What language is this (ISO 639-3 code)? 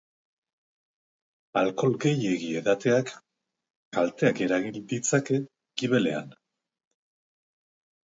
eus